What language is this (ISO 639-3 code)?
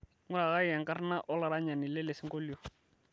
mas